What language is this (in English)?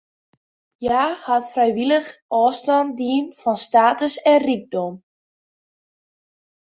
Western Frisian